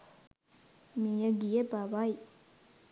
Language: Sinhala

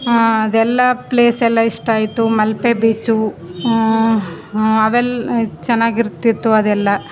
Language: Kannada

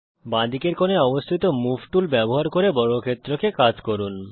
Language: Bangla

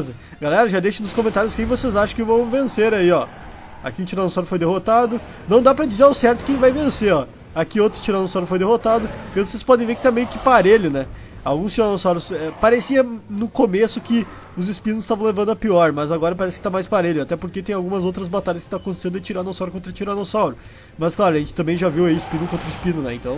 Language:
Portuguese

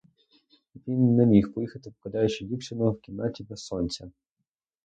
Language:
Ukrainian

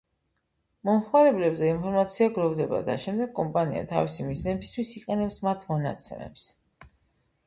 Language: Georgian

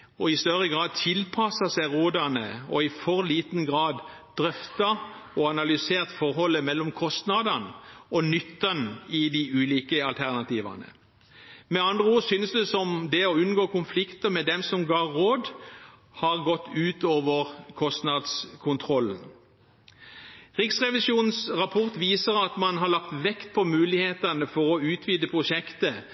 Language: Norwegian Bokmål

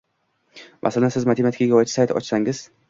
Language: Uzbek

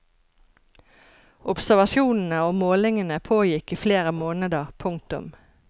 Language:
Norwegian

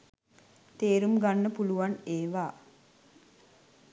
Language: Sinhala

